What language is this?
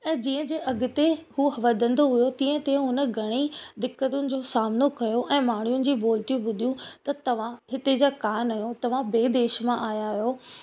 Sindhi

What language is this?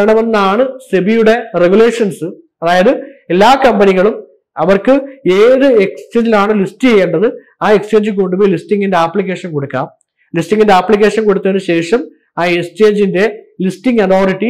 Malayalam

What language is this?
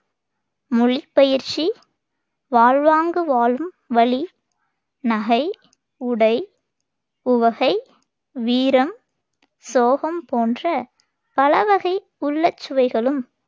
Tamil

